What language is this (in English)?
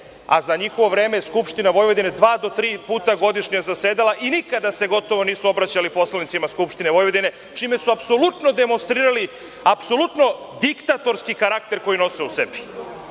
Serbian